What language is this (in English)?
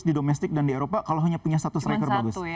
Indonesian